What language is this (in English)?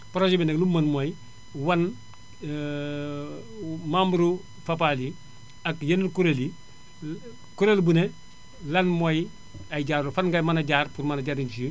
Wolof